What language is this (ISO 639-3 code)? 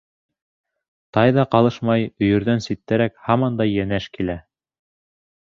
bak